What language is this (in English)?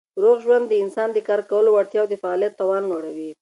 Pashto